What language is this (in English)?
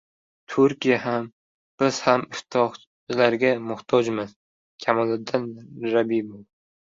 Uzbek